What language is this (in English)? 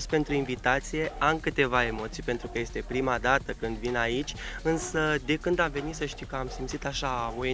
Romanian